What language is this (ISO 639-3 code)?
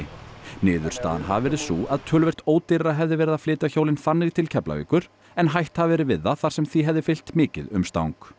isl